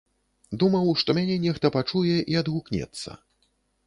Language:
Belarusian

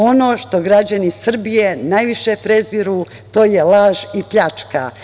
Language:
Serbian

